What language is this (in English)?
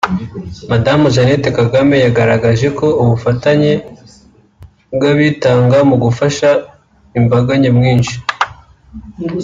Kinyarwanda